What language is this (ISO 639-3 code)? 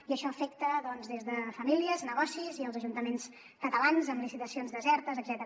cat